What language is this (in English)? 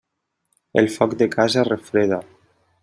Catalan